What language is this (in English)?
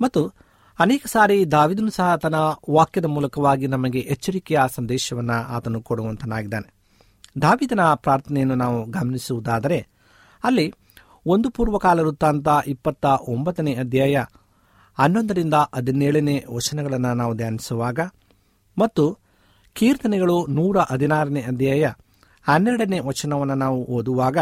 Kannada